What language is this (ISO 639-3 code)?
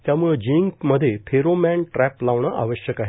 mar